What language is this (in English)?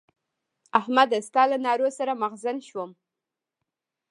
Pashto